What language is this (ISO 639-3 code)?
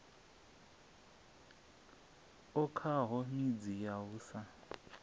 ven